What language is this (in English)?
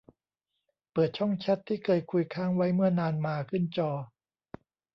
Thai